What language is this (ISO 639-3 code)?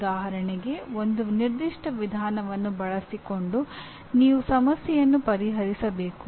kan